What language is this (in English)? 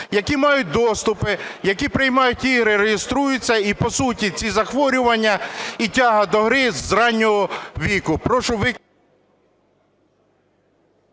Ukrainian